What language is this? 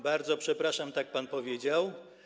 Polish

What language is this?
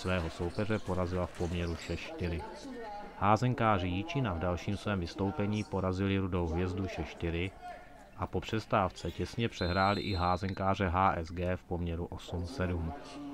Czech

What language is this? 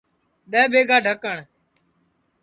Sansi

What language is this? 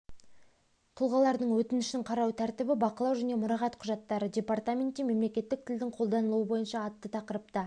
Kazakh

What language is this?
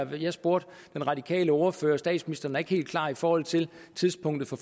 Danish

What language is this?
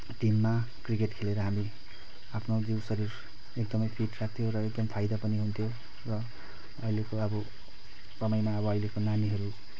Nepali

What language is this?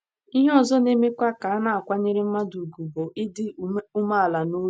Igbo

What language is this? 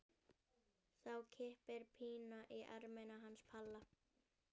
Icelandic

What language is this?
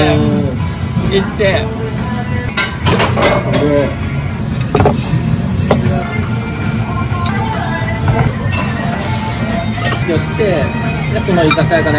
Japanese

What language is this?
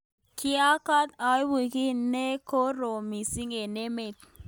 Kalenjin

